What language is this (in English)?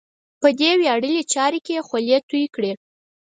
Pashto